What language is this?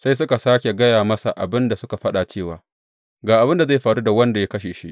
Hausa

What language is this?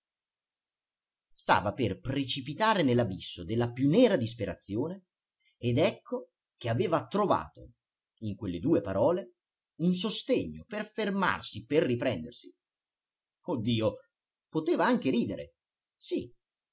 Italian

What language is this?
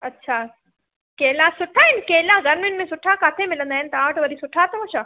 Sindhi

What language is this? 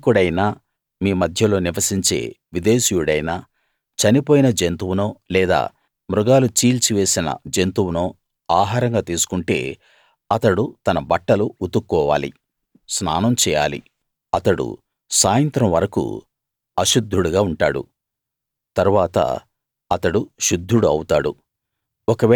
Telugu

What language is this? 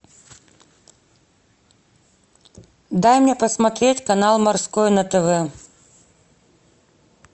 Russian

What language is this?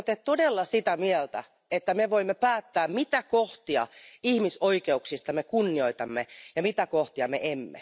Finnish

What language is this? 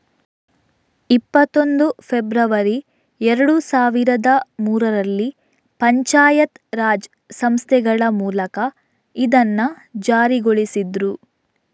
Kannada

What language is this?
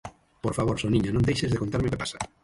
Galician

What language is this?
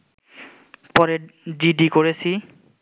Bangla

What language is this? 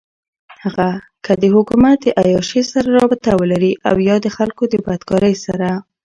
Pashto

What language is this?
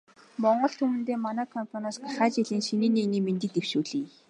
Mongolian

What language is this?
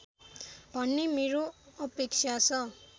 Nepali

